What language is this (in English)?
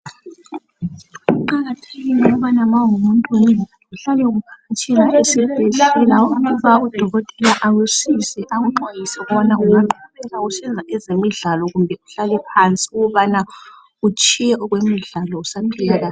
North Ndebele